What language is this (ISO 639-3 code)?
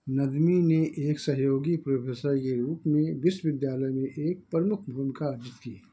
hin